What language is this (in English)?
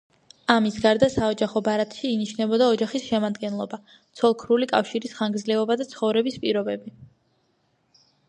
Georgian